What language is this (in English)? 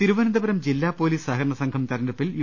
Malayalam